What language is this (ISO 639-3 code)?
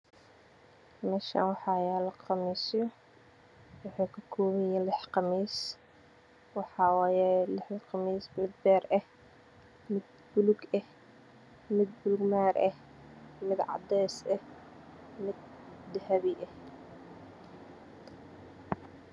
som